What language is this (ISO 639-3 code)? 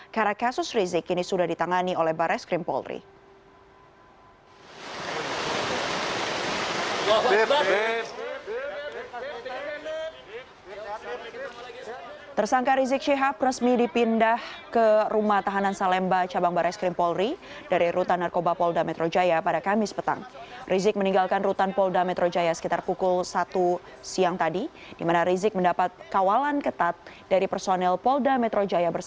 ind